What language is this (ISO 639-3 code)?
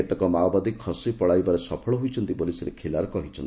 ori